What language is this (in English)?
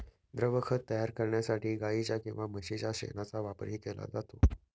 Marathi